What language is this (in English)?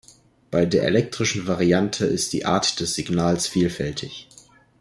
German